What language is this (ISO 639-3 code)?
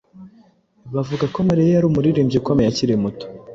kin